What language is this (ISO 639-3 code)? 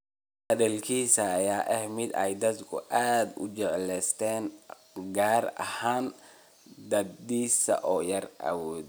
som